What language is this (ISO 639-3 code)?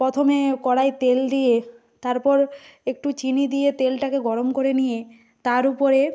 ben